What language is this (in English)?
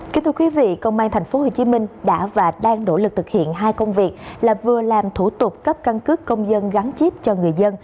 Vietnamese